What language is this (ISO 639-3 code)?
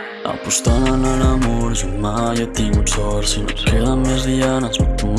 cat